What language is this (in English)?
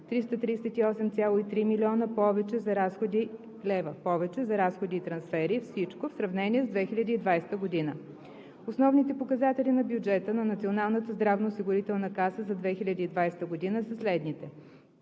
Bulgarian